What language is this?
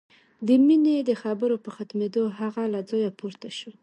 Pashto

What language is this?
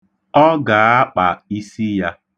Igbo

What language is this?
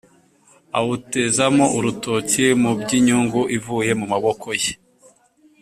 Kinyarwanda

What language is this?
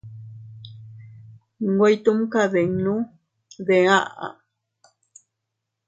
Teutila Cuicatec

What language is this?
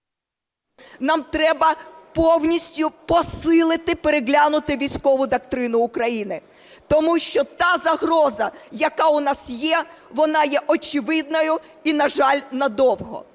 Ukrainian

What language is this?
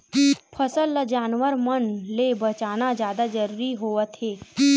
Chhattisgarhi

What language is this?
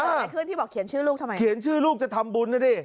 Thai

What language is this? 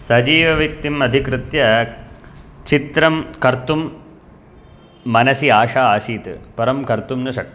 Sanskrit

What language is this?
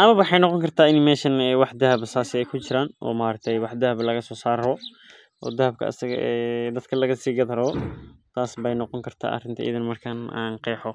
Somali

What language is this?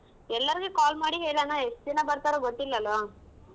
Kannada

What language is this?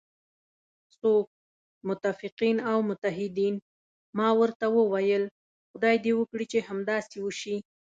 Pashto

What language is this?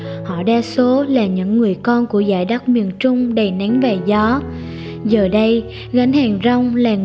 Vietnamese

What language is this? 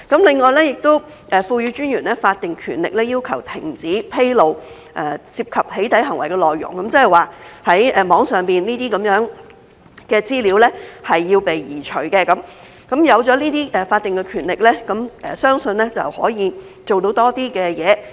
Cantonese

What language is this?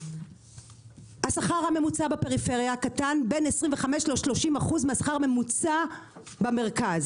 Hebrew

